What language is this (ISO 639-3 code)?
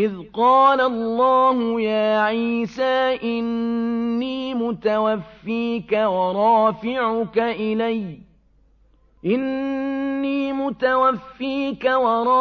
ara